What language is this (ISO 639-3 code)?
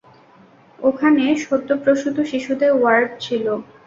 ben